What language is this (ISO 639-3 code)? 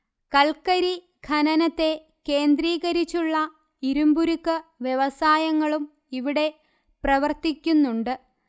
mal